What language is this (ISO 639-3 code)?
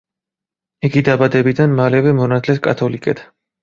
kat